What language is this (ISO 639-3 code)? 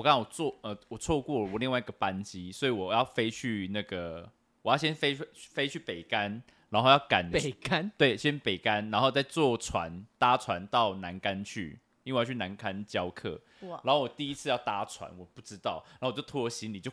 zho